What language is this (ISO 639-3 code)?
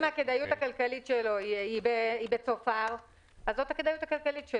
heb